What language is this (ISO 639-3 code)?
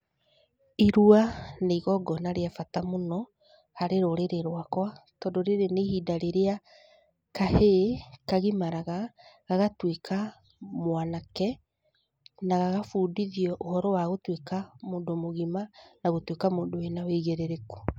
kik